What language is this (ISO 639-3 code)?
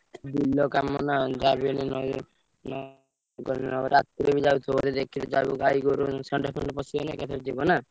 ori